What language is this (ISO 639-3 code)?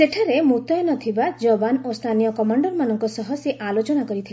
ori